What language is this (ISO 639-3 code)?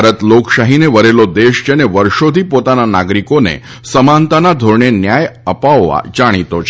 guj